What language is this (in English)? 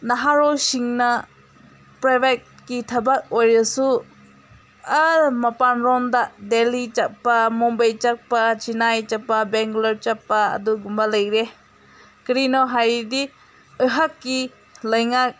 Manipuri